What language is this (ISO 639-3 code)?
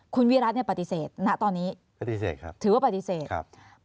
tha